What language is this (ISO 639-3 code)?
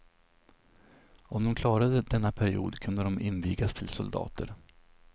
swe